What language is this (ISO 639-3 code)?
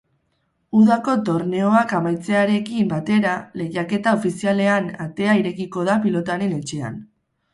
eus